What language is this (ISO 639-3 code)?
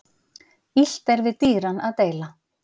isl